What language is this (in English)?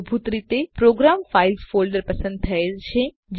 Gujarati